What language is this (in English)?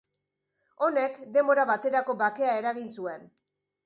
Basque